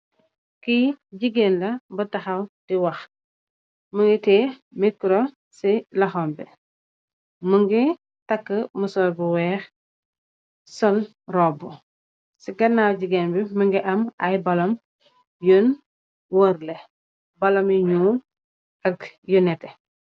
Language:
Wolof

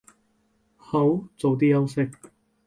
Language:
Cantonese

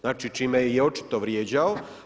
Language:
Croatian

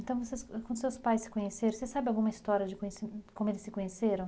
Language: Portuguese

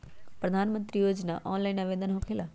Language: Magahi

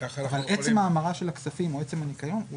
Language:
Hebrew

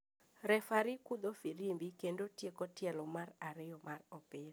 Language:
Luo (Kenya and Tanzania)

